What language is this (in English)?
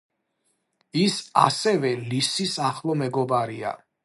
Georgian